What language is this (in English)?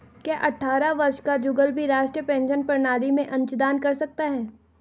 Hindi